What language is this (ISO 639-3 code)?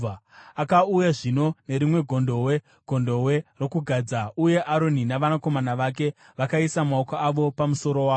sna